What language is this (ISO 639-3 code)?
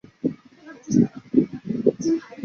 zho